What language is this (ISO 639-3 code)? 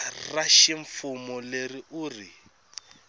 tso